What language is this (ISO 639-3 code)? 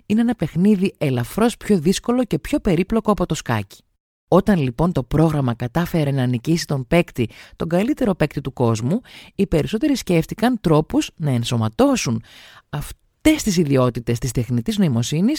ell